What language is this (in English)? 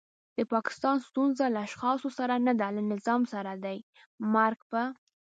Pashto